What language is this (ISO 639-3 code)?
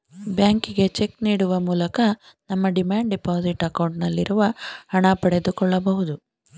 kan